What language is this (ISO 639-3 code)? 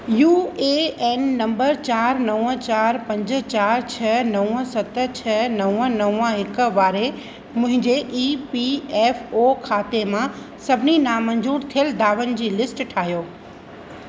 snd